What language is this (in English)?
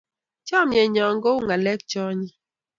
Kalenjin